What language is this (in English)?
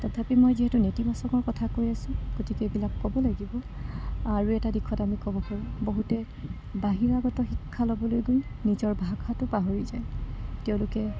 Assamese